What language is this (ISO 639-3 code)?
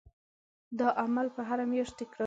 pus